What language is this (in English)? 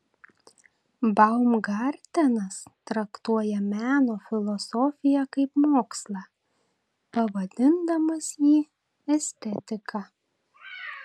Lithuanian